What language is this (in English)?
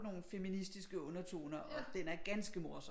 Danish